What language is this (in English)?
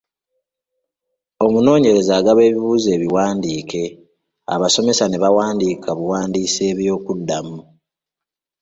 Ganda